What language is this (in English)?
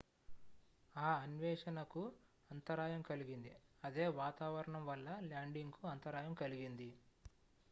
Telugu